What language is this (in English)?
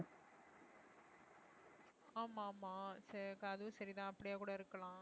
Tamil